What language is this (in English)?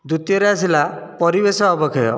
Odia